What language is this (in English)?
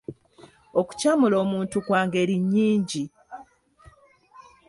Ganda